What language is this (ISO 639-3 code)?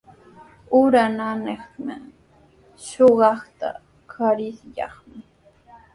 qws